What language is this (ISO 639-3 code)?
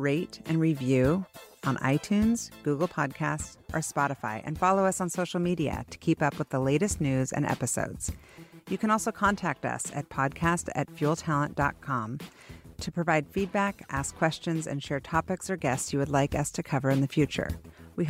eng